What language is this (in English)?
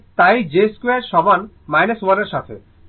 Bangla